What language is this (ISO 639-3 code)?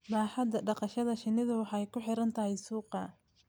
som